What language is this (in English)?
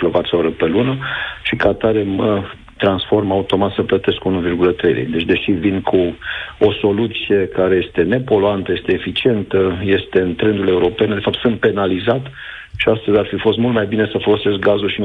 Romanian